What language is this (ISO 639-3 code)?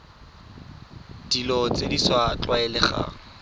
tsn